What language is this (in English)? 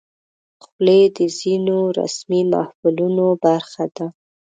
Pashto